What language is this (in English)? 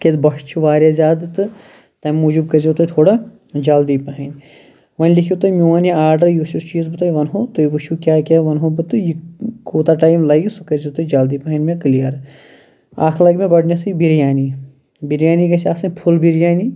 Kashmiri